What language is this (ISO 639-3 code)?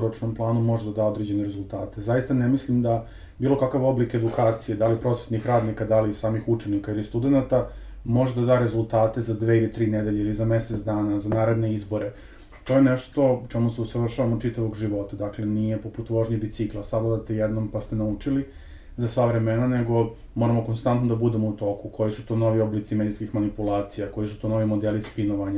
hrv